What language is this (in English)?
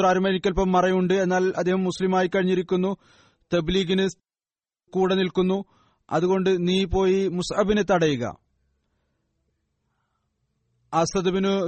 Malayalam